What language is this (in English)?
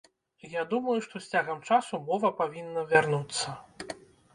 Belarusian